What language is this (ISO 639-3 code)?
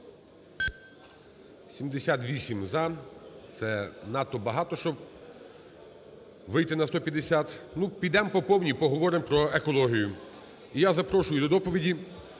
ukr